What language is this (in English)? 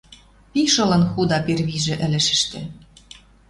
Western Mari